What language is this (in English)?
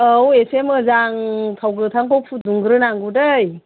Bodo